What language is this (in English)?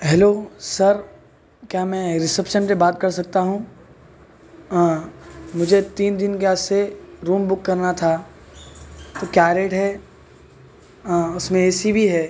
Urdu